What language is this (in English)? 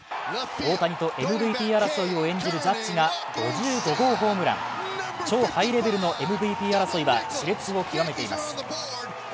Japanese